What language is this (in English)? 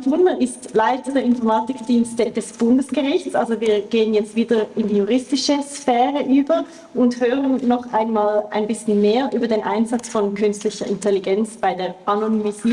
German